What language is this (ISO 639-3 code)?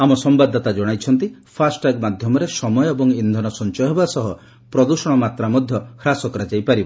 ori